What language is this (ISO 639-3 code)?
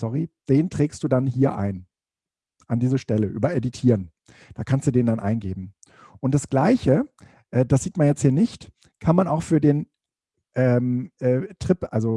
deu